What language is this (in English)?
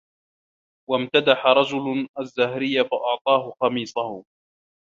Arabic